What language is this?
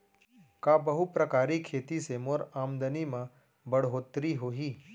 Chhattisgarhi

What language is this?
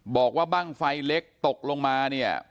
Thai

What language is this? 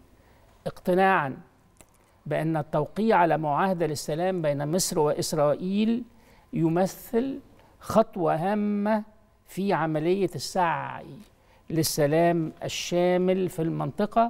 Arabic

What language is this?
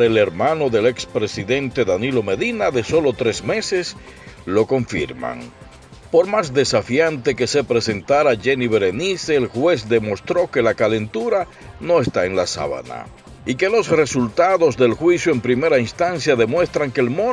Spanish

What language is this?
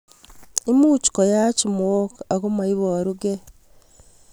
Kalenjin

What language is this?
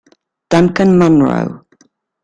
Italian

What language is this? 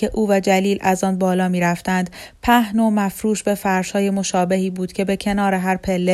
Persian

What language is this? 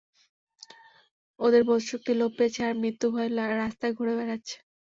Bangla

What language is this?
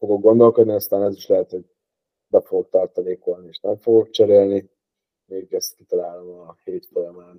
Hungarian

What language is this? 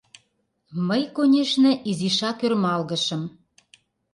Mari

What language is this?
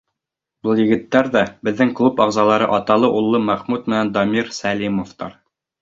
Bashkir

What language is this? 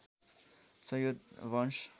Nepali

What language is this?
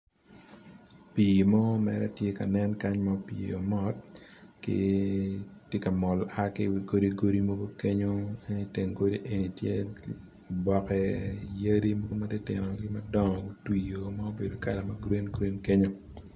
Acoli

